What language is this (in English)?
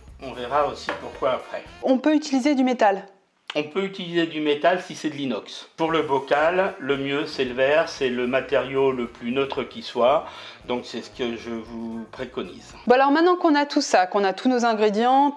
French